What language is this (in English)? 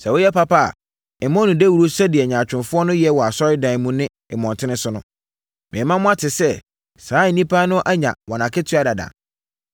Akan